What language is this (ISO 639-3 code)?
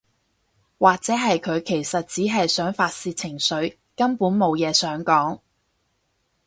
yue